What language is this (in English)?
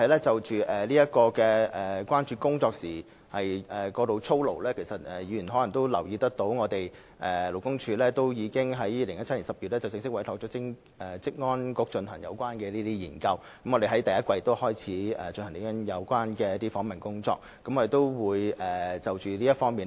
Cantonese